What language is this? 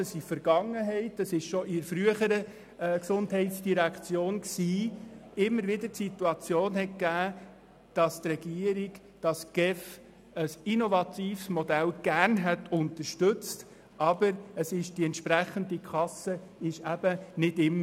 Swiss German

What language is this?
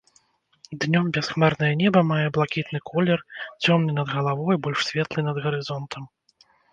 Belarusian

